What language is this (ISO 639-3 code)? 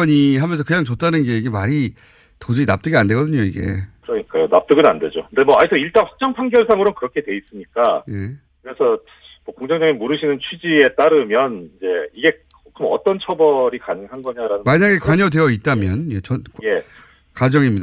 kor